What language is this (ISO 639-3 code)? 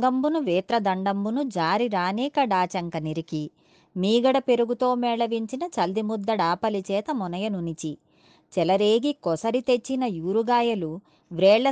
tel